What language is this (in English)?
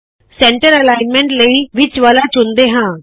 Punjabi